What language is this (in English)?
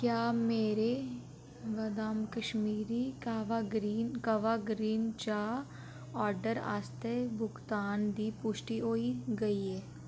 Dogri